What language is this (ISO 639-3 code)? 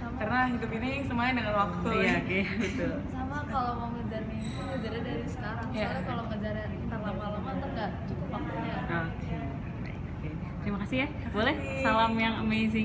ind